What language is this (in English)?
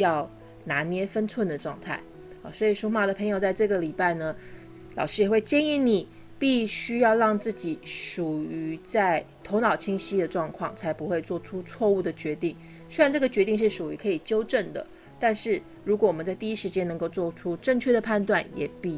Chinese